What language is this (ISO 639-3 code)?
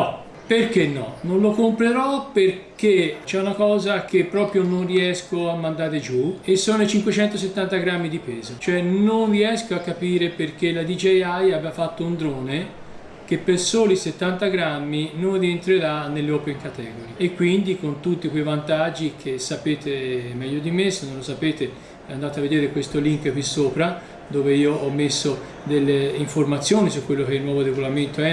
ita